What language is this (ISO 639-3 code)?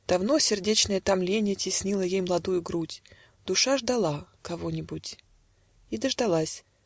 rus